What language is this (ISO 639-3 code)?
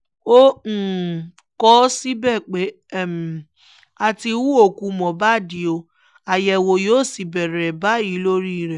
yor